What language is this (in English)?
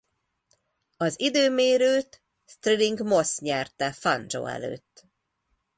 Hungarian